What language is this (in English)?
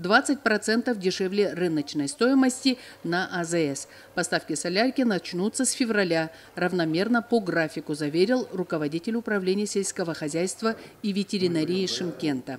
Russian